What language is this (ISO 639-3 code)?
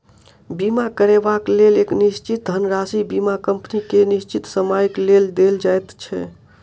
mai